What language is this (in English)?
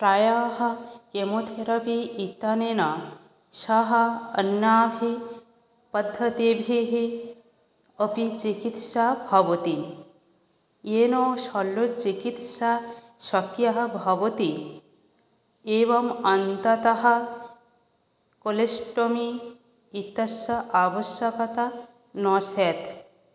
Sanskrit